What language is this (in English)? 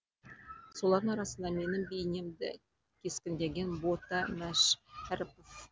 Kazakh